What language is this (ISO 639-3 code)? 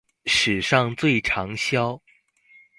zho